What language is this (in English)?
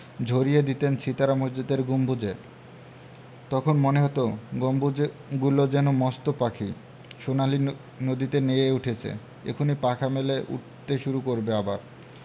Bangla